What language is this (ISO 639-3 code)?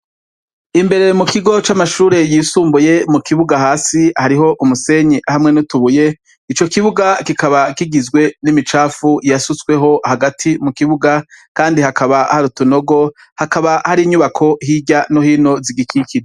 run